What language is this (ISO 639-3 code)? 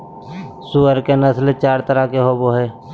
mag